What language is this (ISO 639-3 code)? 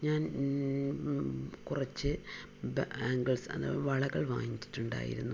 mal